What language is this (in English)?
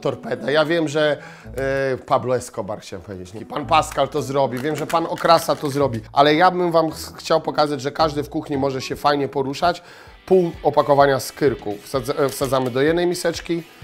Polish